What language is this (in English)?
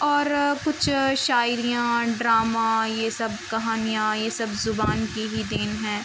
Urdu